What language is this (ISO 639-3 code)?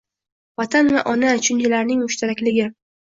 uzb